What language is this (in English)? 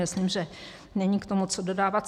Czech